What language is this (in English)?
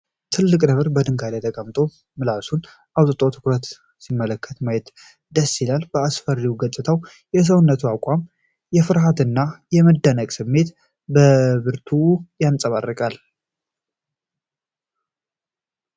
Amharic